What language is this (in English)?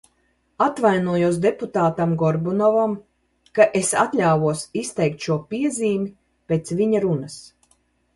Latvian